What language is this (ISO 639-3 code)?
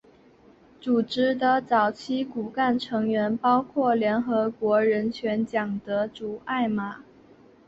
zho